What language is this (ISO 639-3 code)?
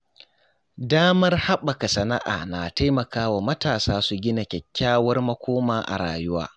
hau